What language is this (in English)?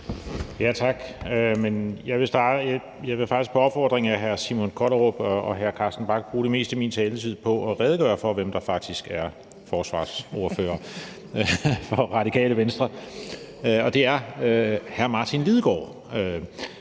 Danish